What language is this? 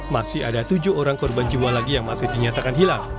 Indonesian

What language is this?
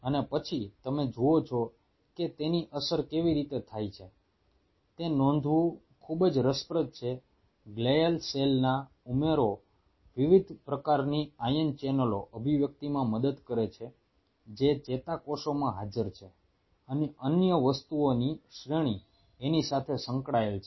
Gujarati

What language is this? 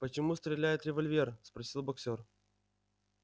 Russian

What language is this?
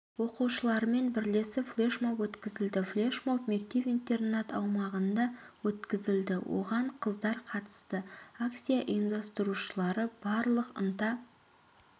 Kazakh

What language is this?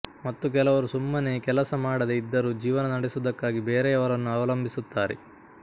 Kannada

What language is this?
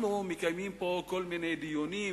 Hebrew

